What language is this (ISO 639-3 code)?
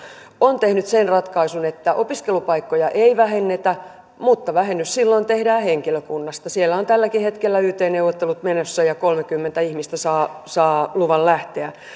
fin